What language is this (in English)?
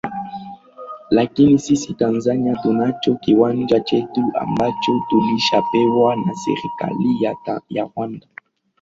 Swahili